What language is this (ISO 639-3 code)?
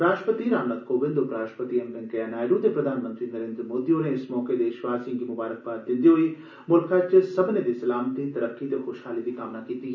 doi